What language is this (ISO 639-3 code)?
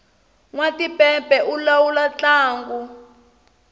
tso